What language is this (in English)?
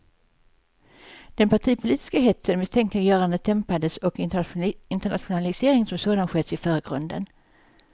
Swedish